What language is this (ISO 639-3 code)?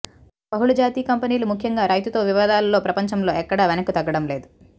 tel